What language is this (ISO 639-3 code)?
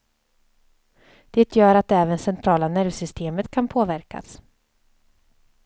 swe